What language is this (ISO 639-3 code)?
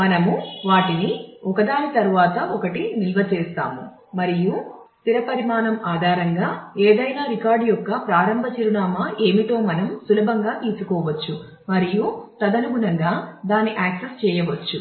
tel